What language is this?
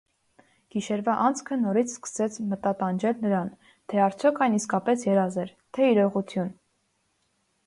Armenian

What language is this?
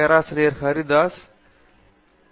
Tamil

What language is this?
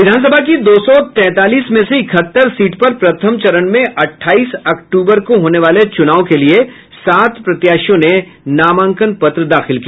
Hindi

